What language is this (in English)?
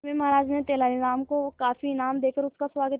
Hindi